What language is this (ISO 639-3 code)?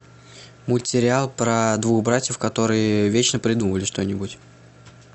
rus